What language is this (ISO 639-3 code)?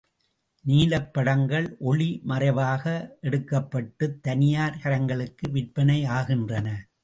tam